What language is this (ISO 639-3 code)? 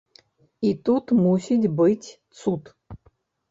bel